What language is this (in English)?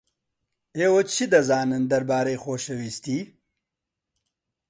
Central Kurdish